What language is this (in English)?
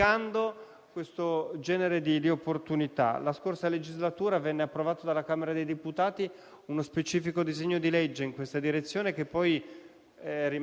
Italian